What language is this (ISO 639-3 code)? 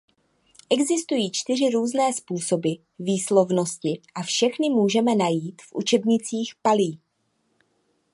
ces